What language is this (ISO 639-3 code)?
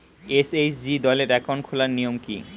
ben